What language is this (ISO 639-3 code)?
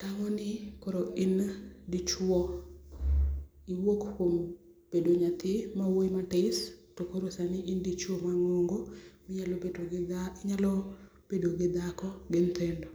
luo